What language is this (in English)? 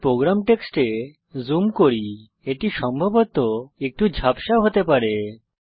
Bangla